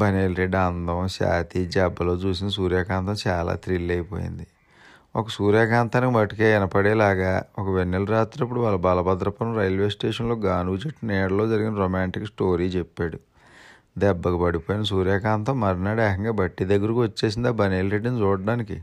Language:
Telugu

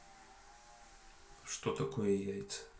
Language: Russian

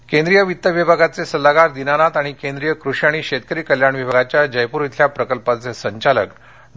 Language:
Marathi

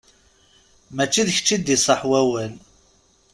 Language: Kabyle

